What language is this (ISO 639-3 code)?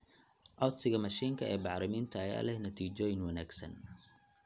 som